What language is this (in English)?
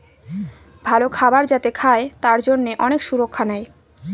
Bangla